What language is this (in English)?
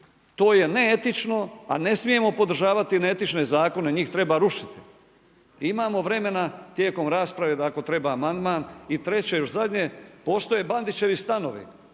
Croatian